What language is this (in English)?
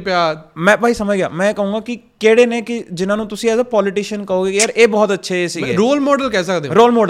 Punjabi